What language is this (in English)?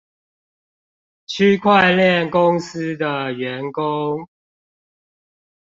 Chinese